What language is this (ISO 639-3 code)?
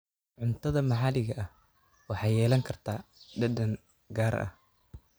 som